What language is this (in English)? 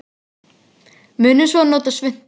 Icelandic